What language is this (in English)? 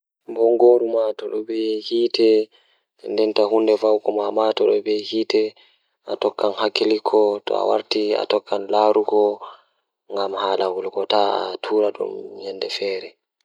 Fula